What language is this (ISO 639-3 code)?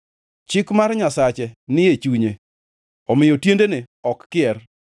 luo